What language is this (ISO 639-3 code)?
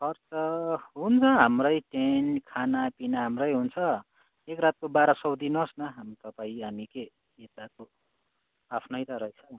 nep